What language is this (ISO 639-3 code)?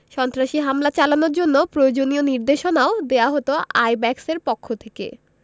ben